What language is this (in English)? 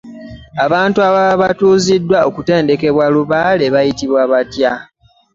Ganda